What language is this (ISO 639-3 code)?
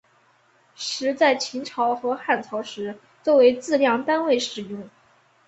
zho